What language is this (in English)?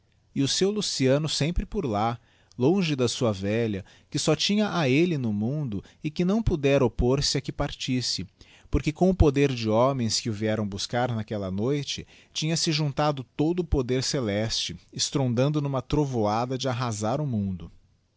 Portuguese